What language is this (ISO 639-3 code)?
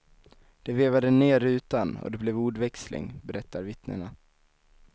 swe